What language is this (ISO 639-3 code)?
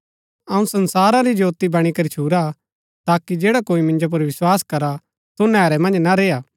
gbk